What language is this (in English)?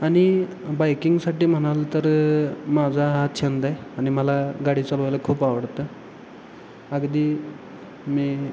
Marathi